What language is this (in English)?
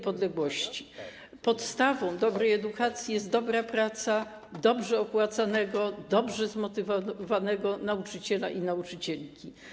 Polish